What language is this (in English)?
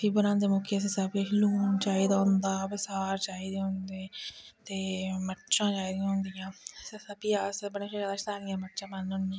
Dogri